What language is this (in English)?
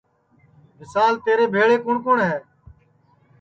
Sansi